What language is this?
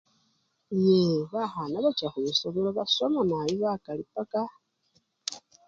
Luyia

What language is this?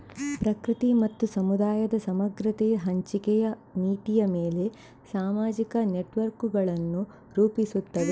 Kannada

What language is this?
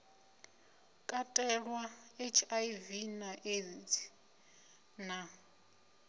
Venda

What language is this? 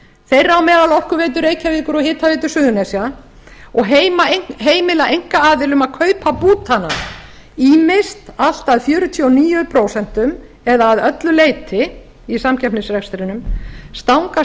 Icelandic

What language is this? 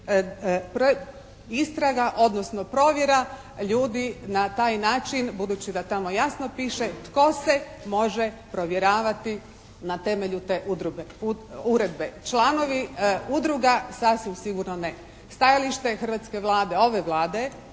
Croatian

